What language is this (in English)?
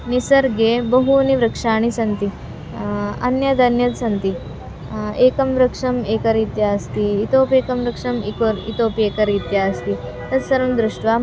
Sanskrit